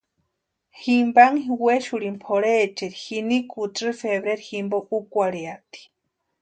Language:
Western Highland Purepecha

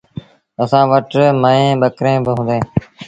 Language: Sindhi Bhil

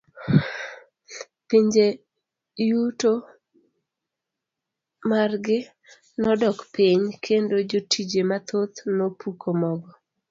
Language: Luo (Kenya and Tanzania)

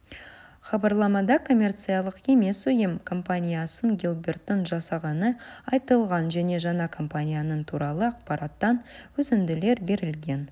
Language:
Kazakh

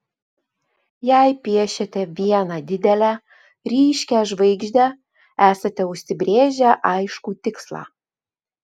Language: Lithuanian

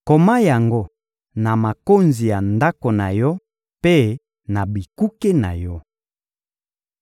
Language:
Lingala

